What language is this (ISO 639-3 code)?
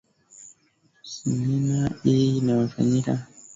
swa